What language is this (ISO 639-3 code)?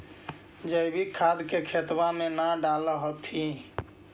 mag